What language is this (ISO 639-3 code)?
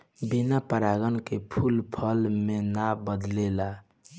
bho